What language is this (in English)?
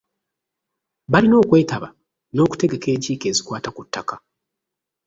Ganda